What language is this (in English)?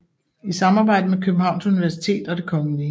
Danish